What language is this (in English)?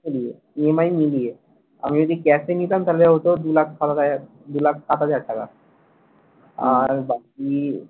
Bangla